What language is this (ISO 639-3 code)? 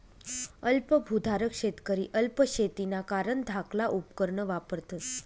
mar